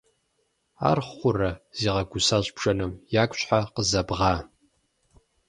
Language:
Kabardian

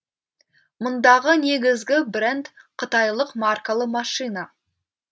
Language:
Kazakh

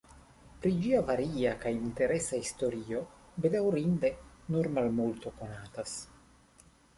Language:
Esperanto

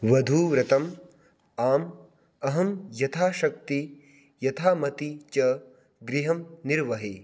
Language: Sanskrit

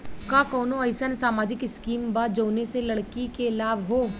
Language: Bhojpuri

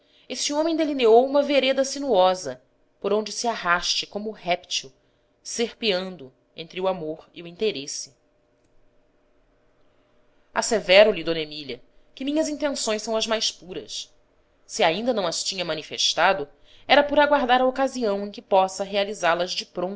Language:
Portuguese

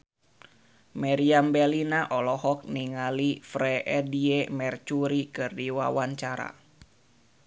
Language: Sundanese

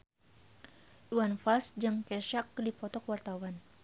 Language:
Sundanese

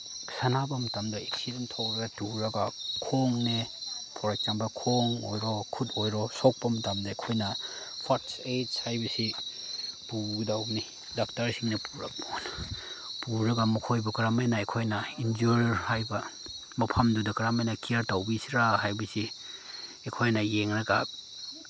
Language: Manipuri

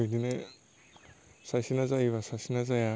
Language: Bodo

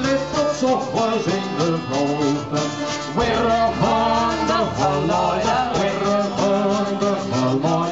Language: Dutch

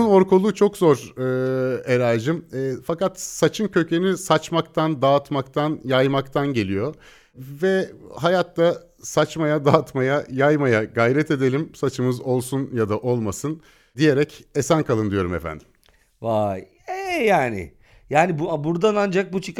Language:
Turkish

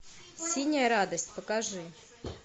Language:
Russian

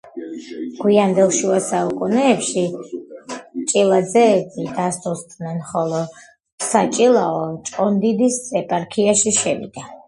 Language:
Georgian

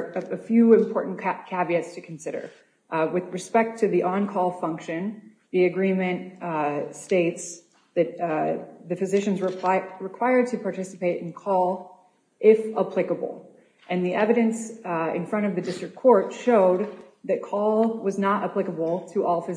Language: English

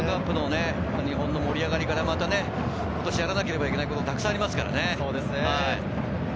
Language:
Japanese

